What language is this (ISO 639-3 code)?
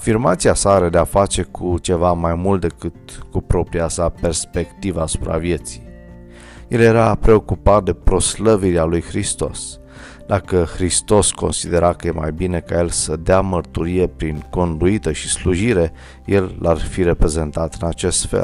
ron